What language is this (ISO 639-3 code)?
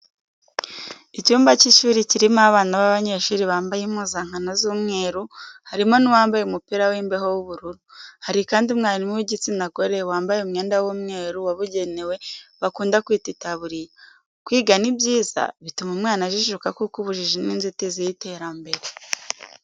kin